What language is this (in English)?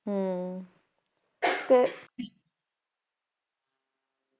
Punjabi